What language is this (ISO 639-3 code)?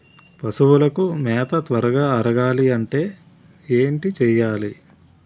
tel